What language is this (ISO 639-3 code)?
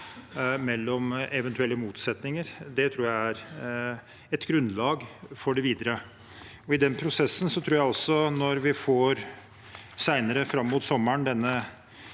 nor